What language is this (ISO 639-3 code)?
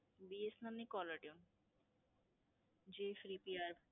guj